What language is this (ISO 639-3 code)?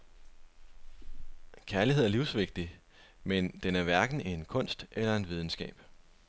dan